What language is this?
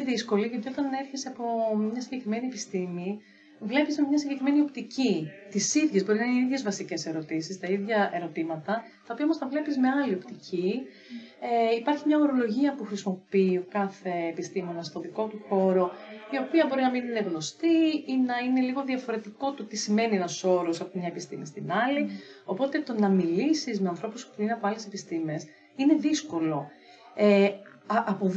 Greek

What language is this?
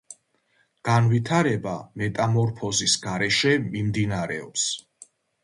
Georgian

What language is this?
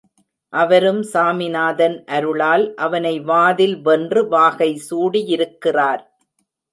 Tamil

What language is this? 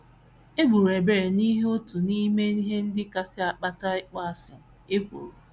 Igbo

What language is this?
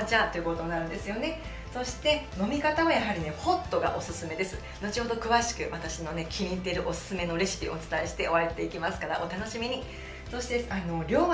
Japanese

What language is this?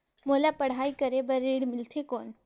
Chhattisgarhi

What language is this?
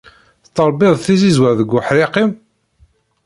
Kabyle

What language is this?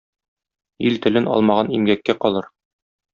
Tatar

